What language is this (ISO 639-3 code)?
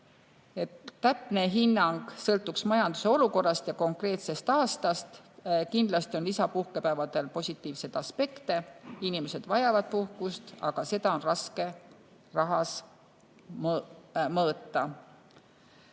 est